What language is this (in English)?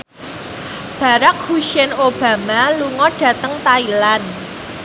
Javanese